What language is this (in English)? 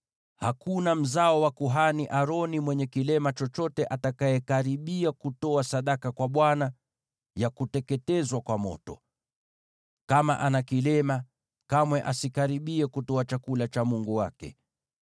Swahili